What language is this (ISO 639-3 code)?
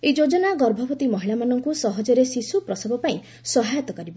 ori